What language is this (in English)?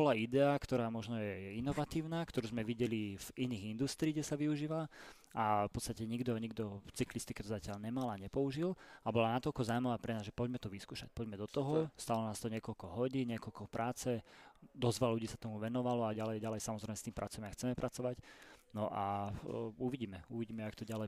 Slovak